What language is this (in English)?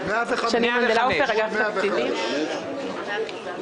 Hebrew